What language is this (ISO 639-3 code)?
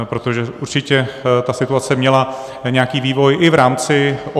ces